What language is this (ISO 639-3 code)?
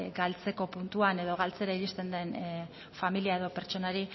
eus